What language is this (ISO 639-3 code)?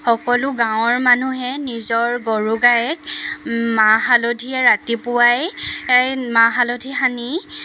asm